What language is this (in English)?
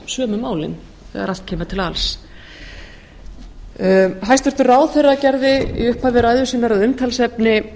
Icelandic